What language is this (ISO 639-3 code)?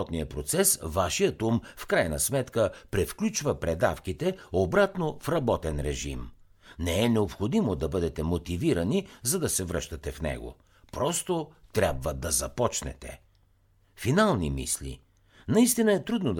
bul